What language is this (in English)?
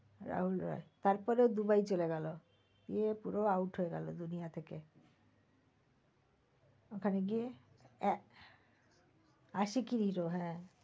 Bangla